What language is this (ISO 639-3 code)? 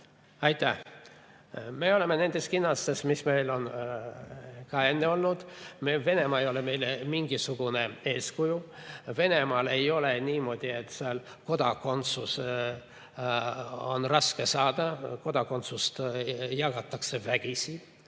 est